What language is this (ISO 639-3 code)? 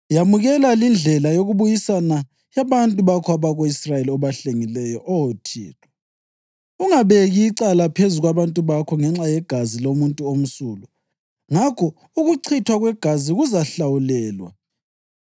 nde